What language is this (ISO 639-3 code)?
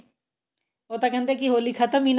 pan